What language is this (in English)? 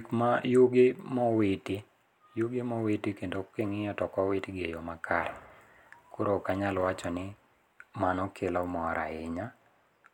Luo (Kenya and Tanzania)